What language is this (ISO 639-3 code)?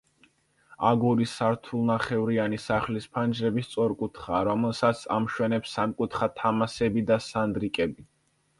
kat